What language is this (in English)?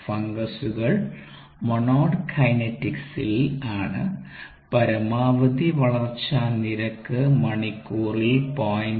Malayalam